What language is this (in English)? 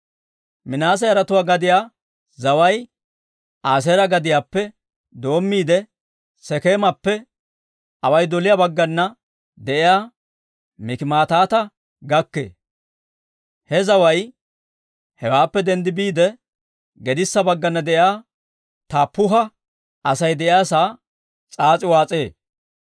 Dawro